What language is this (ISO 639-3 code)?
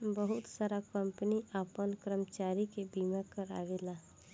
bho